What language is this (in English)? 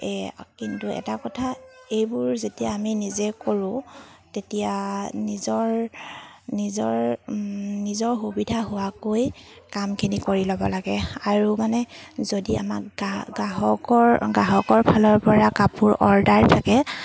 Assamese